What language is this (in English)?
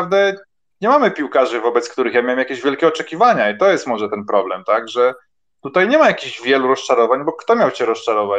Polish